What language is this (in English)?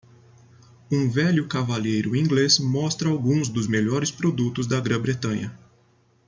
Portuguese